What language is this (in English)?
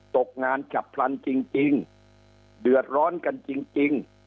Thai